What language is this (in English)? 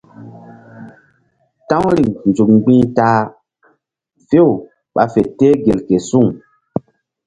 Mbum